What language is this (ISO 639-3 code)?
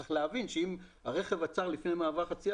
heb